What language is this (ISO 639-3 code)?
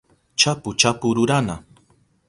qup